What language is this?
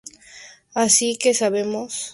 Spanish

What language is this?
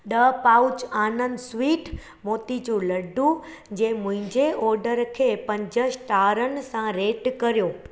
Sindhi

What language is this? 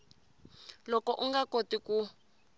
Tsonga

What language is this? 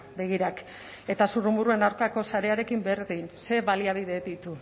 Basque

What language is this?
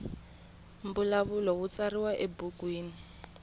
Tsonga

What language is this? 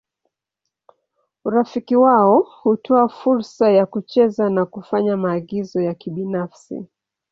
Swahili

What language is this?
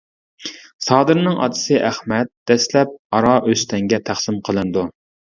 Uyghur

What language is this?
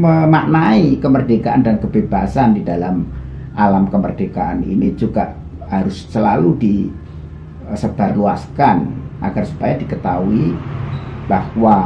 Indonesian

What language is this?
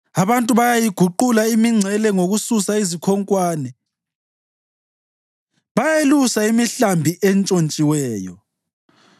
North Ndebele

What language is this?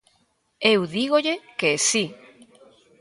Galician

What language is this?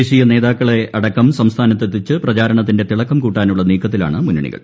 Malayalam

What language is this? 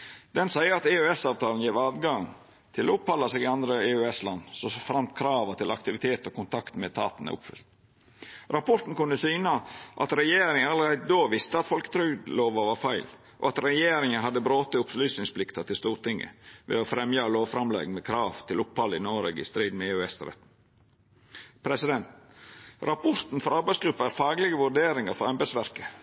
Norwegian Nynorsk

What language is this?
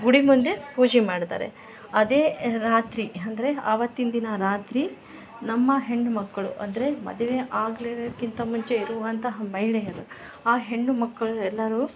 Kannada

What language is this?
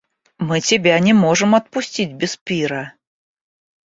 Russian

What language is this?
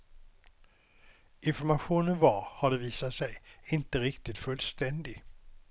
Swedish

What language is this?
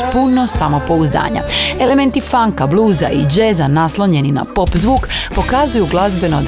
Croatian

